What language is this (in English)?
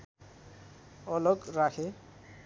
Nepali